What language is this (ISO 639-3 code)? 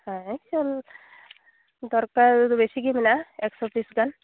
sat